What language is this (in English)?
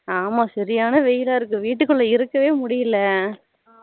Tamil